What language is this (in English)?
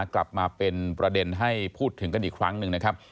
Thai